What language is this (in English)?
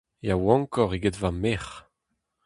Breton